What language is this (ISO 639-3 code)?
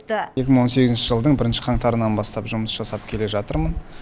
kaz